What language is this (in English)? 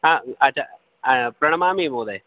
Sanskrit